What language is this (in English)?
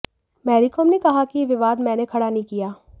Hindi